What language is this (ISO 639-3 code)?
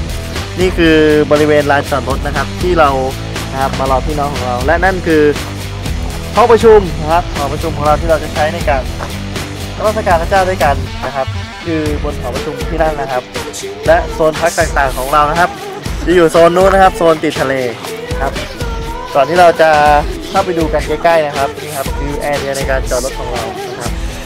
tha